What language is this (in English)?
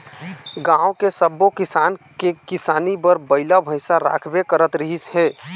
Chhattisgarhi